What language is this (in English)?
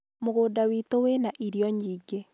Kikuyu